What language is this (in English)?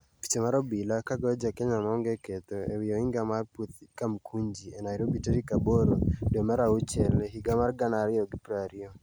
Luo (Kenya and Tanzania)